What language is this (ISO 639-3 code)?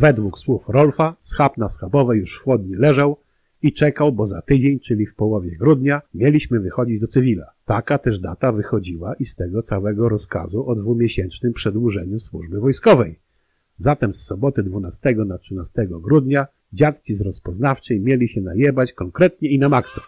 pol